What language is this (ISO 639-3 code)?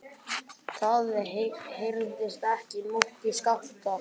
isl